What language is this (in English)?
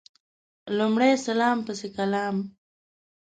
Pashto